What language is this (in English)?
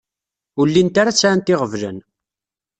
Kabyle